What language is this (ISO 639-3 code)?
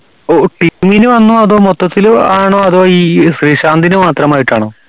mal